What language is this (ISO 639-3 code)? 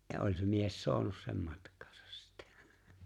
fin